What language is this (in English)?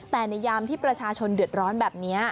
Thai